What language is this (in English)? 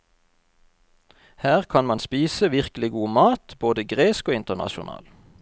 Norwegian